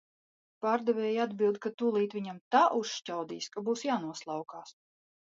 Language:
Latvian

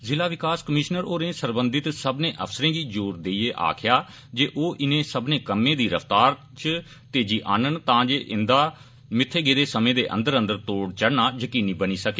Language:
Dogri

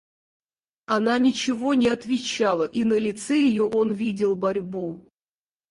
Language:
Russian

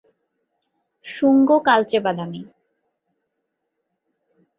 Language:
Bangla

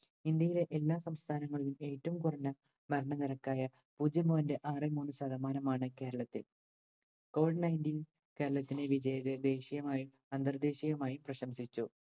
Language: Malayalam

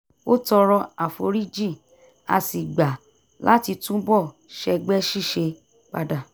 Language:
Yoruba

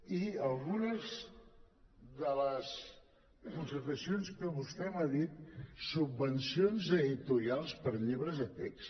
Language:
Catalan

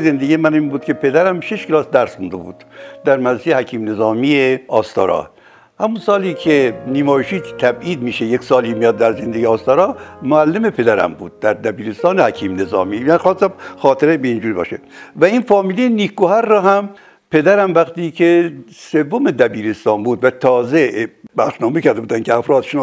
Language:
Persian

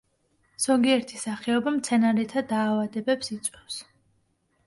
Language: Georgian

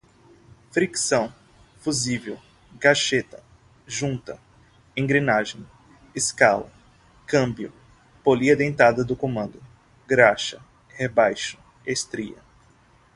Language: Portuguese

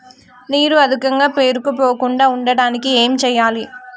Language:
Telugu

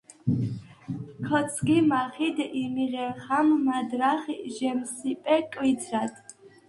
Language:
Svan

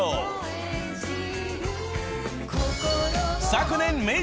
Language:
Japanese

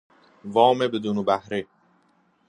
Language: Persian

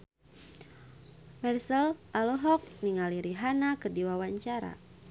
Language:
Sundanese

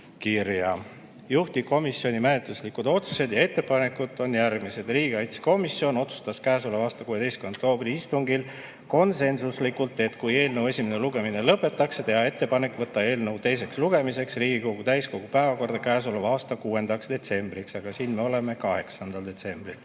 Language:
Estonian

